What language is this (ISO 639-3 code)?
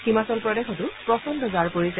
asm